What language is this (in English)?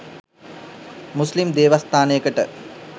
Sinhala